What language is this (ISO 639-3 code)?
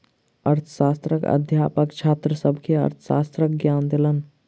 mai